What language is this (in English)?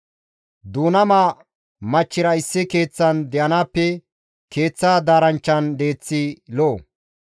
Gamo